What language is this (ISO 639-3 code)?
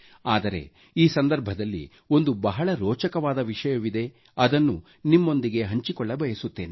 kan